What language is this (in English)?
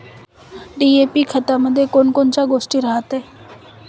Marathi